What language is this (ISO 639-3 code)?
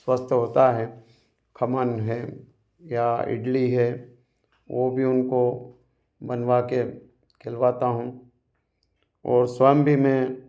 hin